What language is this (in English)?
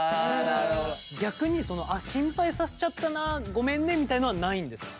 Japanese